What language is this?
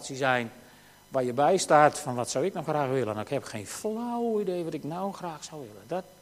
Dutch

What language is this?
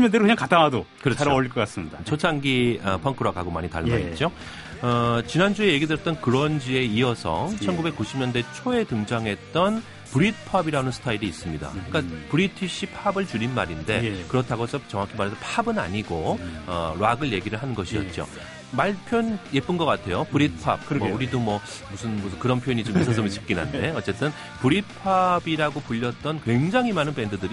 Korean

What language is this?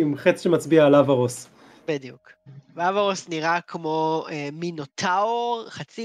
Hebrew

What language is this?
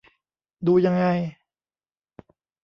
Thai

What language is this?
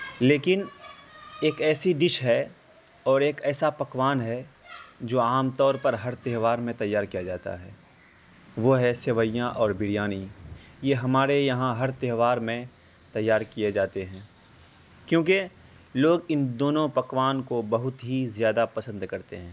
Urdu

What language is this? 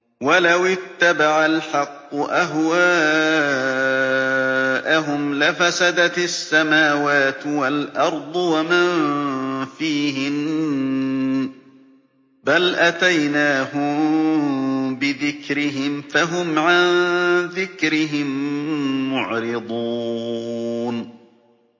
Arabic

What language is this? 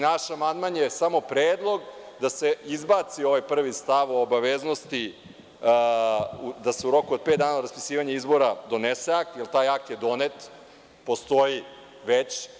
Serbian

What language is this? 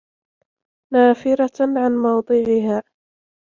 Arabic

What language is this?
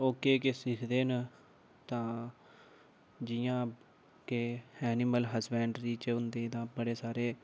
Dogri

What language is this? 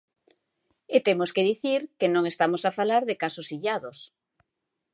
Galician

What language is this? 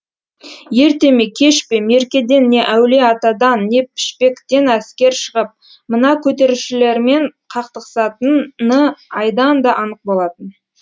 Kazakh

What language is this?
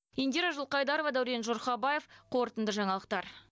Kazakh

